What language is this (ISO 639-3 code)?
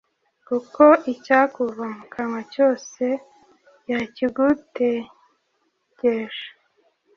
kin